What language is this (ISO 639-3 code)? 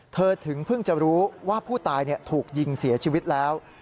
tha